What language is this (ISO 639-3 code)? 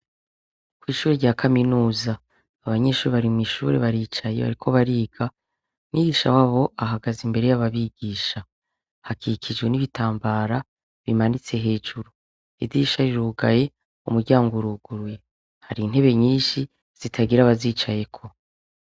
run